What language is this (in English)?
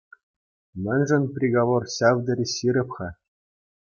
Chuvash